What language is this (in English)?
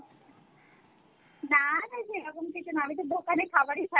Bangla